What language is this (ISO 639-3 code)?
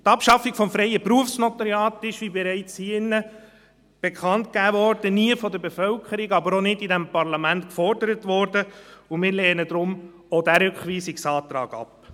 gsw